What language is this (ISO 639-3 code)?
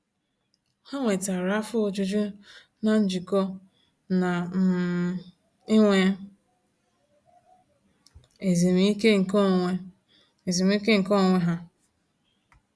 ibo